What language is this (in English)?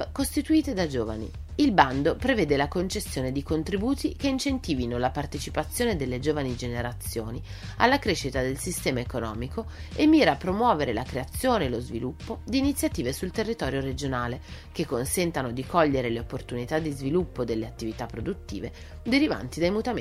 Italian